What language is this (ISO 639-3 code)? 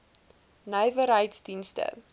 afr